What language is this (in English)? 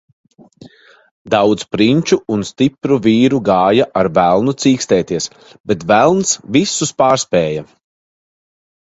Latvian